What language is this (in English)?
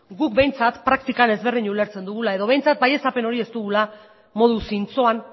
Basque